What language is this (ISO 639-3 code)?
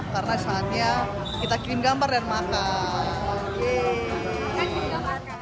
ind